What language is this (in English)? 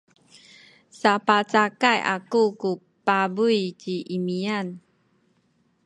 Sakizaya